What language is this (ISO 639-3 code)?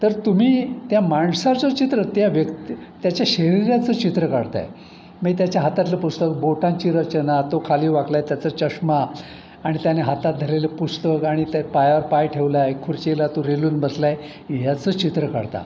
mar